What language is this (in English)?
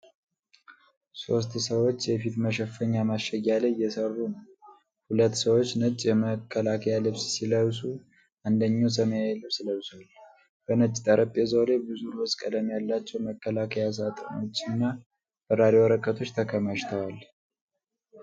Amharic